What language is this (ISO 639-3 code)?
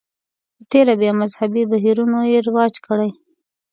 pus